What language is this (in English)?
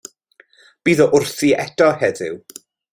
Welsh